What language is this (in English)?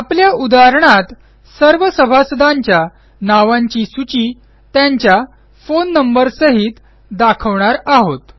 Marathi